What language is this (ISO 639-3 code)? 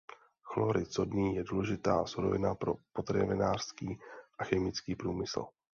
ces